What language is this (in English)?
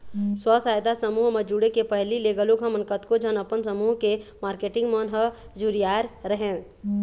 Chhattisgarhi